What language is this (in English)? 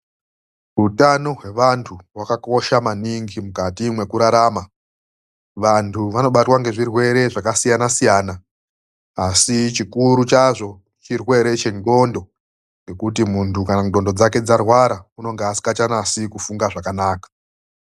Ndau